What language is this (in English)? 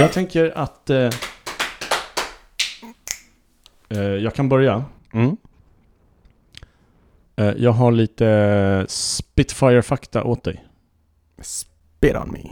Swedish